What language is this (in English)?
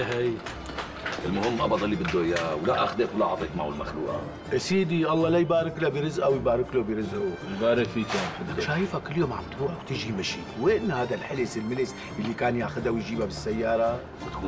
Arabic